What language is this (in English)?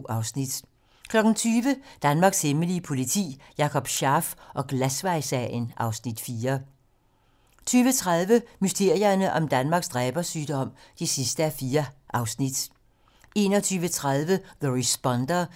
Danish